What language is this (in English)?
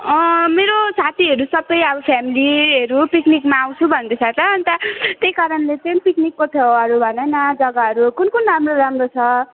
Nepali